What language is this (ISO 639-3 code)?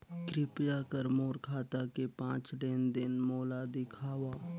hne